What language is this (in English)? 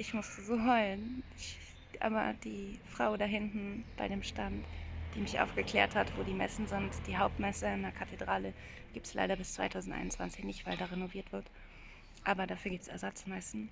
German